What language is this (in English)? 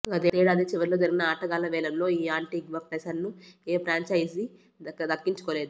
Telugu